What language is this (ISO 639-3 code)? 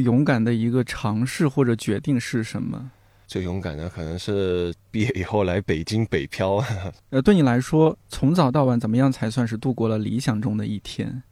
zho